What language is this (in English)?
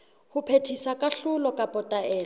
Southern Sotho